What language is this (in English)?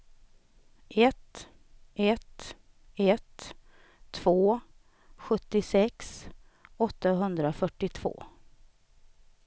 Swedish